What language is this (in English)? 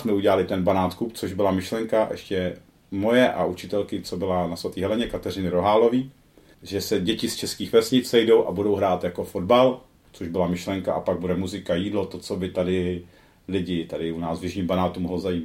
Czech